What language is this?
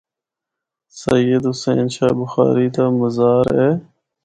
Northern Hindko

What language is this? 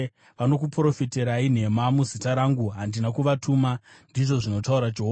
Shona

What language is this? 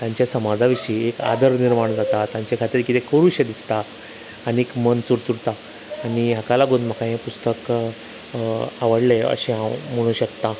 Konkani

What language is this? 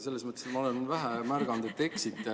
Estonian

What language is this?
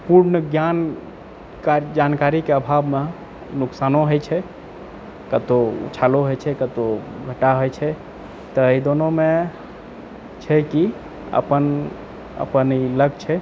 Maithili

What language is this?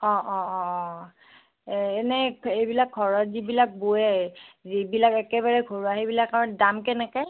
Assamese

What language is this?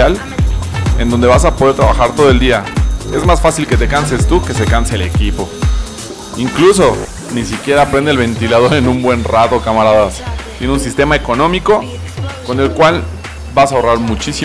Spanish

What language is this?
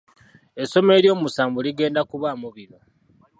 Ganda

